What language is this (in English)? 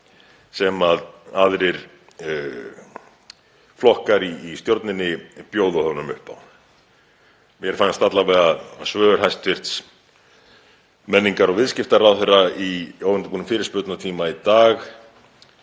Icelandic